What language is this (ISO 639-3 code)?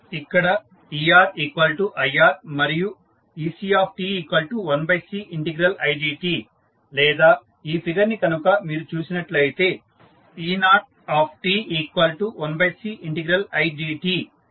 tel